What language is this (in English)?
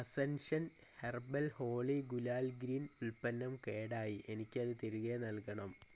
Malayalam